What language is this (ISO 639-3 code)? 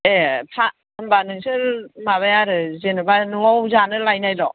brx